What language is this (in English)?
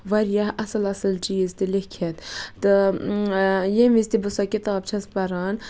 Kashmiri